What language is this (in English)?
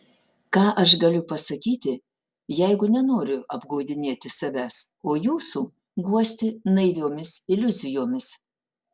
Lithuanian